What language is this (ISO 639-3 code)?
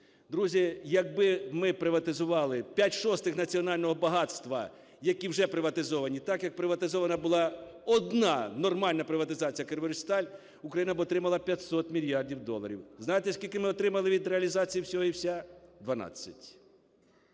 ukr